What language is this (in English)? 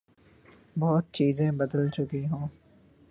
Urdu